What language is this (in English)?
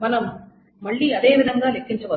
Telugu